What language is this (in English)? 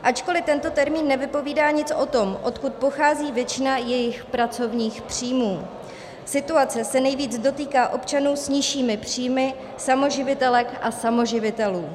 Czech